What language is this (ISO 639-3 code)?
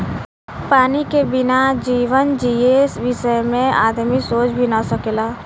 bho